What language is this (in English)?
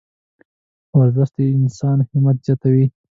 Pashto